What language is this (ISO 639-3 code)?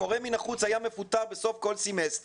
heb